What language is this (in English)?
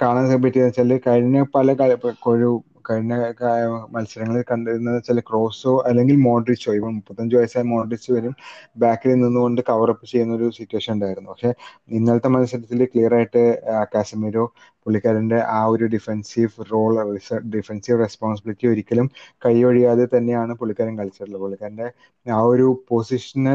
Malayalam